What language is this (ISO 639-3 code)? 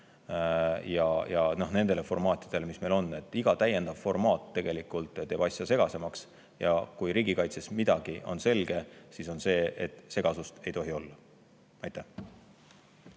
est